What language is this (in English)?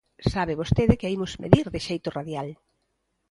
Galician